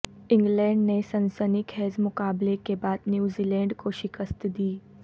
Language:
Urdu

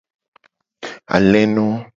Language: Gen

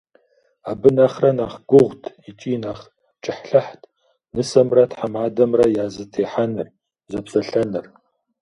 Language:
Kabardian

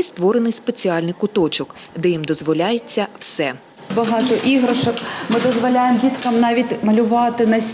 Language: Ukrainian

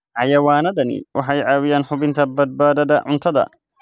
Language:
Somali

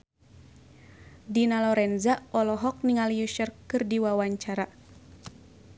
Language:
Sundanese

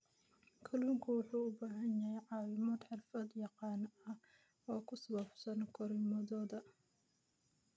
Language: Somali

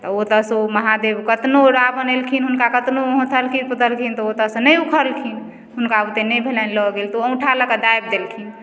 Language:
Maithili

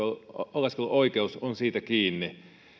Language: Finnish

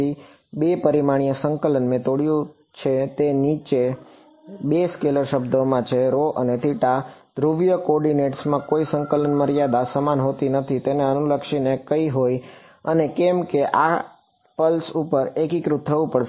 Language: Gujarati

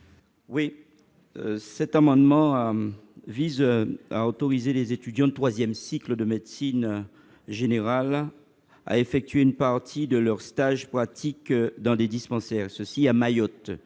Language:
French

